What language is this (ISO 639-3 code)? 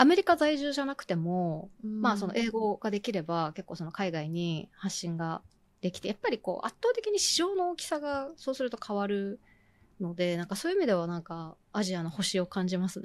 jpn